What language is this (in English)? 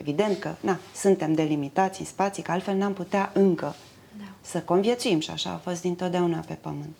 Romanian